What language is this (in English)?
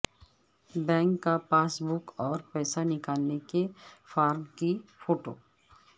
Urdu